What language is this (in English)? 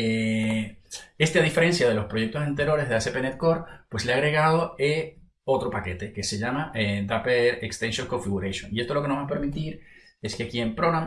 Spanish